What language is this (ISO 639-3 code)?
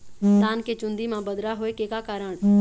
hne